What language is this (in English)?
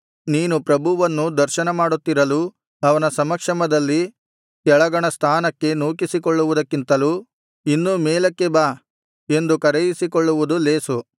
Kannada